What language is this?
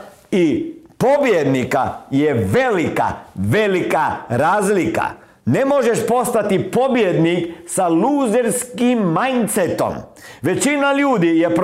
Croatian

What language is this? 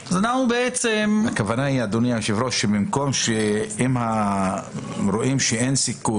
Hebrew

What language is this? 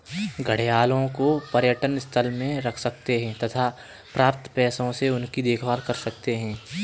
Hindi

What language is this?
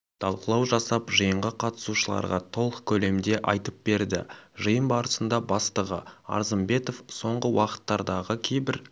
Kazakh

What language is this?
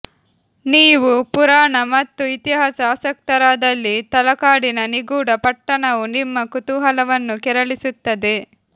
Kannada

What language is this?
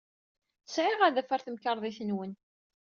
Kabyle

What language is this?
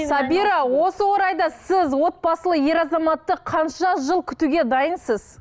Kazakh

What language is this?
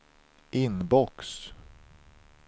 Swedish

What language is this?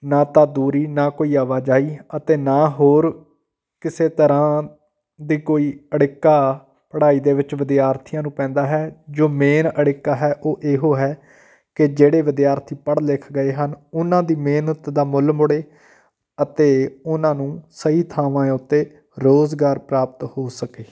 Punjabi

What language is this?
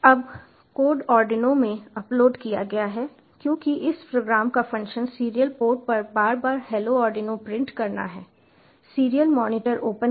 Hindi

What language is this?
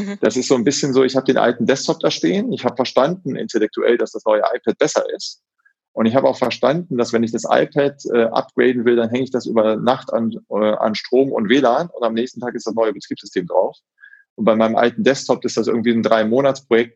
German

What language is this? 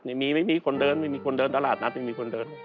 Thai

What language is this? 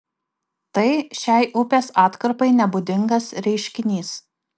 Lithuanian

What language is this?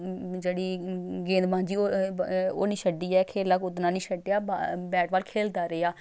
Dogri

